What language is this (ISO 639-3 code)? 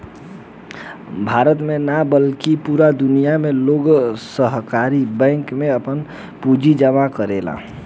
bho